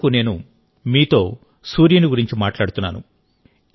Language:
Telugu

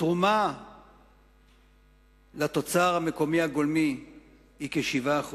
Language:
Hebrew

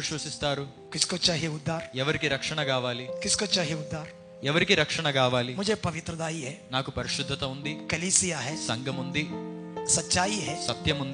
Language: Telugu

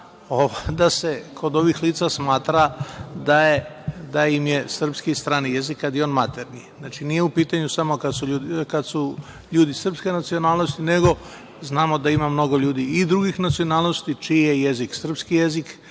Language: Serbian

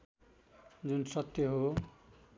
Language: Nepali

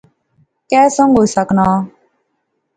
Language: Pahari-Potwari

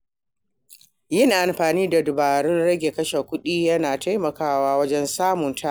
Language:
Hausa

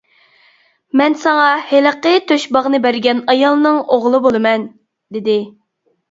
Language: Uyghur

